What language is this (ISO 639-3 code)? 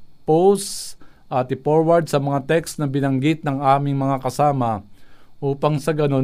fil